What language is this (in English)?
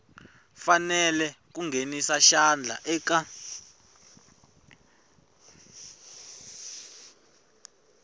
Tsonga